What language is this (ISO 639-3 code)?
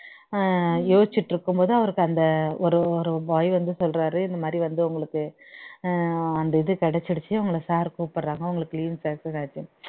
tam